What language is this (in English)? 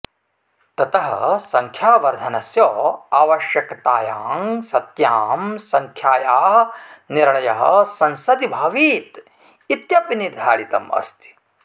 Sanskrit